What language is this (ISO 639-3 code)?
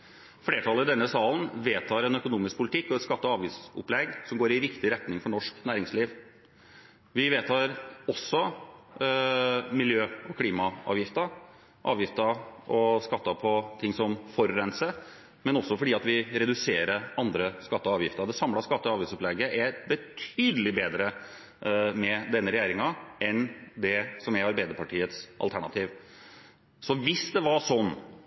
nob